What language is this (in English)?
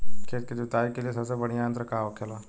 Bhojpuri